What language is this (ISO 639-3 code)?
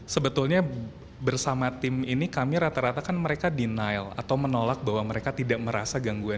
ind